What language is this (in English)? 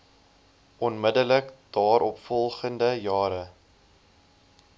Afrikaans